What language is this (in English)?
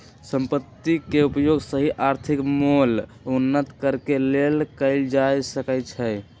Magahi